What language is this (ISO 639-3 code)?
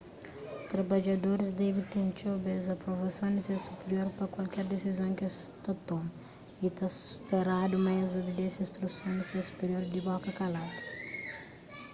kea